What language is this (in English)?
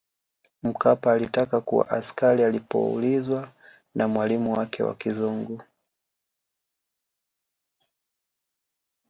Swahili